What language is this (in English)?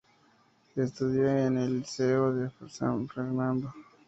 Spanish